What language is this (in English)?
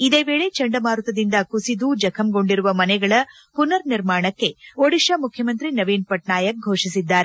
Kannada